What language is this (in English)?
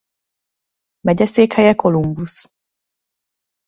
Hungarian